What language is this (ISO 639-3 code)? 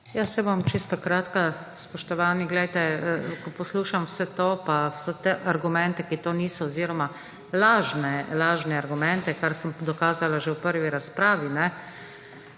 slv